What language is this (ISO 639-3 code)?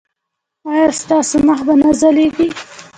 pus